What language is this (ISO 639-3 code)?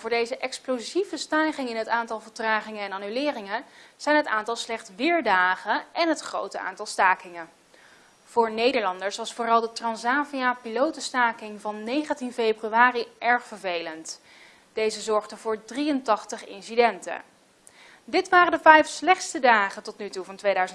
nld